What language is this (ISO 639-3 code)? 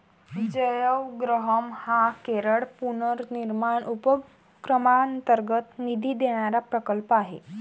mar